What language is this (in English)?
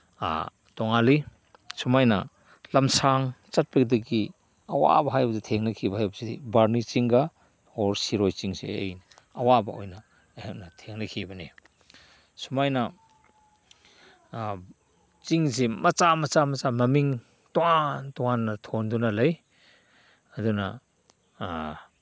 Manipuri